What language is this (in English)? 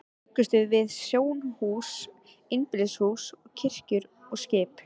Icelandic